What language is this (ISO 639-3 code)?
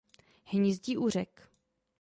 ces